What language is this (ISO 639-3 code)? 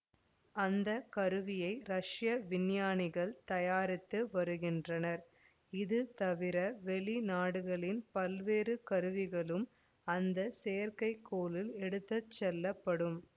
tam